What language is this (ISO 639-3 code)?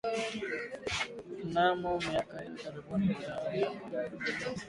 swa